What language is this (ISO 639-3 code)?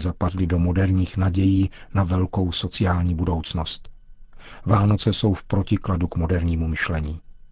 ces